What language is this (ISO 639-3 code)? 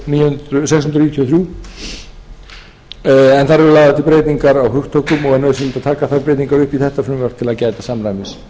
isl